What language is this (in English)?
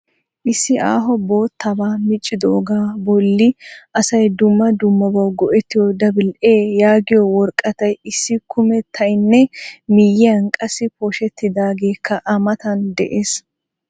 Wolaytta